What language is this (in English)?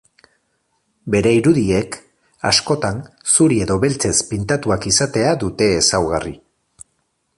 Basque